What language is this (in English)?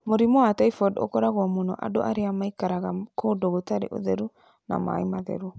Kikuyu